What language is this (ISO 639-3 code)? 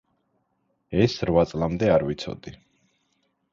kat